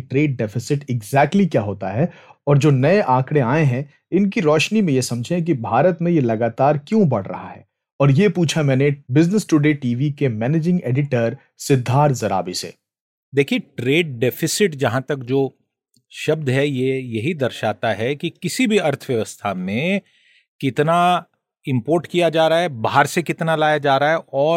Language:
Hindi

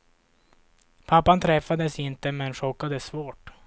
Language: Swedish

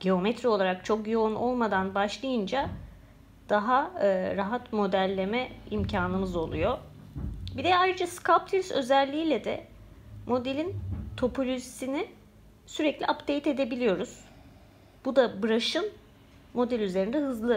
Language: Turkish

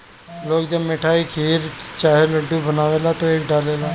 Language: Bhojpuri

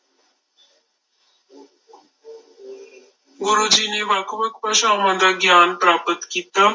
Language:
Punjabi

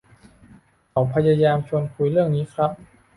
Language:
Thai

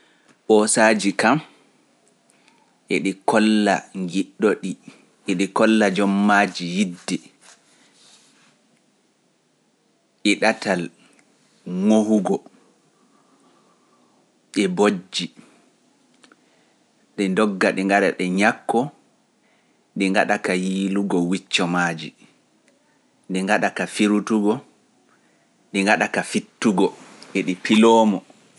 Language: Pular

